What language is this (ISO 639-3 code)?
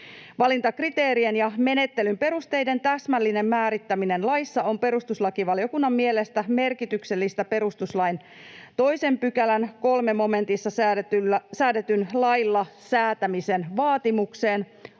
fin